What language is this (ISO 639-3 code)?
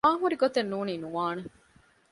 div